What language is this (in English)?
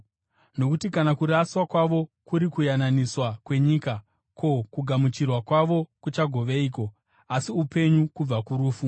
Shona